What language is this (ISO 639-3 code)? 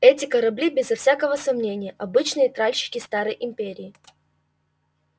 rus